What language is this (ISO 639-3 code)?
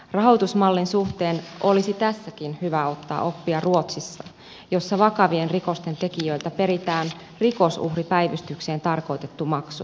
fin